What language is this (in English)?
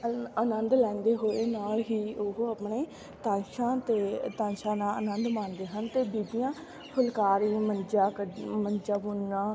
Punjabi